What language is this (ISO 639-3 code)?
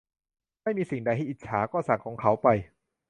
tha